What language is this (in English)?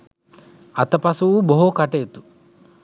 Sinhala